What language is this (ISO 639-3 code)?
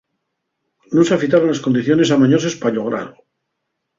ast